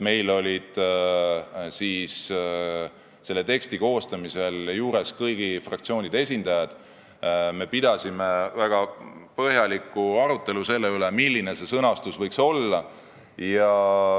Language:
Estonian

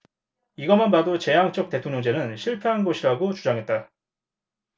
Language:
Korean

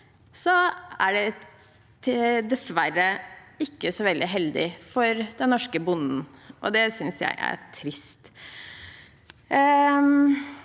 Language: Norwegian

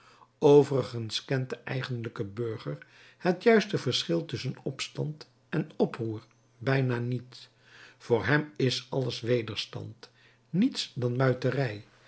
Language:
Dutch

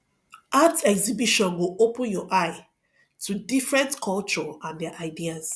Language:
Nigerian Pidgin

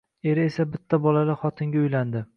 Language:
Uzbek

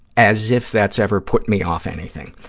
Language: English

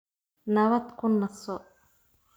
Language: Somali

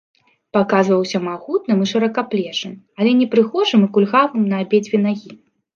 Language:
Belarusian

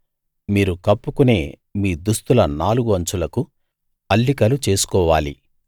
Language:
Telugu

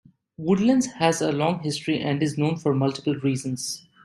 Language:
English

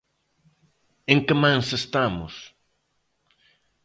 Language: Galician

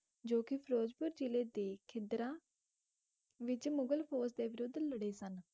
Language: Punjabi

